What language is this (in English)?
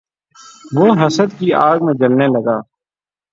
Urdu